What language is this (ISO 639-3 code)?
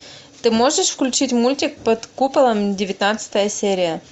rus